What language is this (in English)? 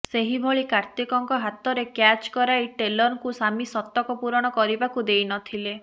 Odia